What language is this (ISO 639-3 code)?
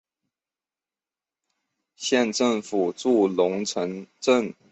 zho